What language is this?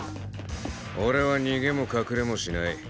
Japanese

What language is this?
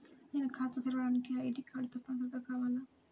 Telugu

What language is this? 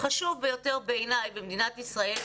Hebrew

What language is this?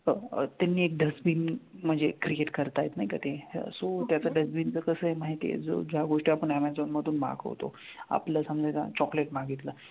Marathi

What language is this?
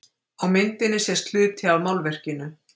Icelandic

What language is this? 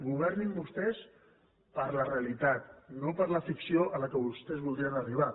Catalan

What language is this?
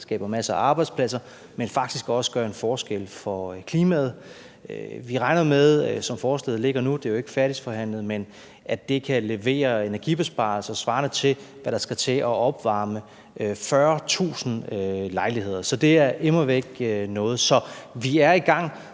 Danish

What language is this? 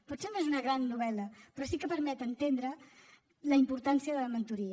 Catalan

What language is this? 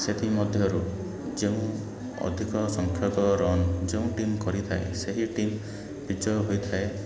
Odia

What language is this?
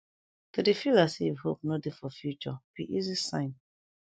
Nigerian Pidgin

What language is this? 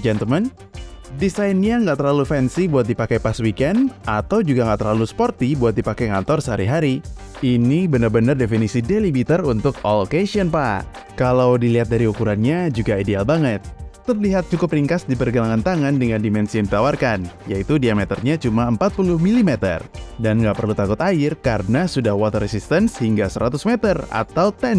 Indonesian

